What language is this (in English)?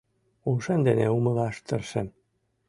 Mari